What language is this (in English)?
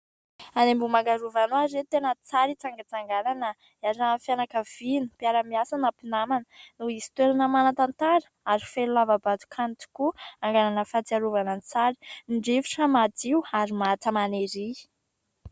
Malagasy